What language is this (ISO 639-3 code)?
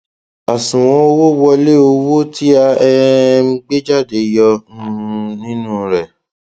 yor